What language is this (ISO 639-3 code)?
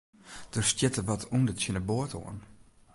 fry